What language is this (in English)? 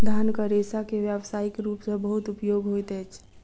Maithili